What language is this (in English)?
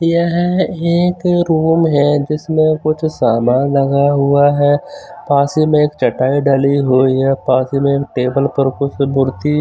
Hindi